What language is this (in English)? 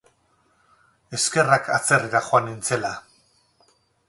Basque